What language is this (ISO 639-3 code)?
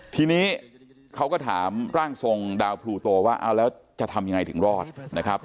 tha